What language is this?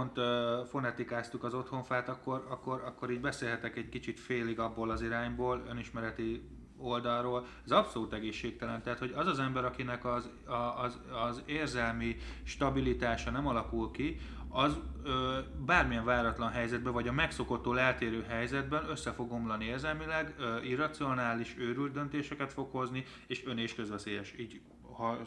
Hungarian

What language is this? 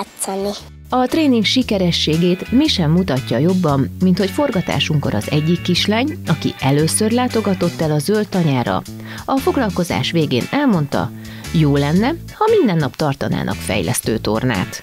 Hungarian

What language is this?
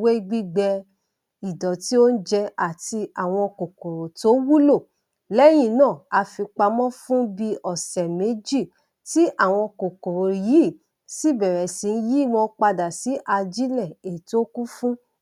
Yoruba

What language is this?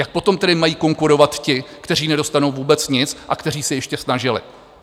Czech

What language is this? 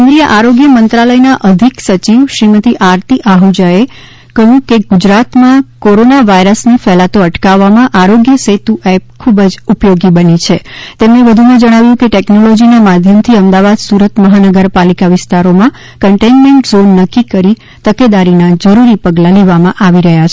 Gujarati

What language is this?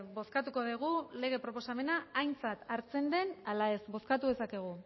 Basque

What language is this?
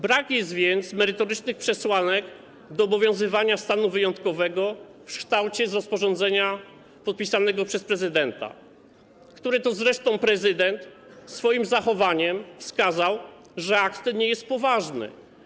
Polish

